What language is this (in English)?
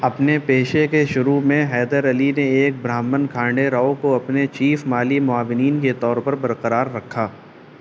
Urdu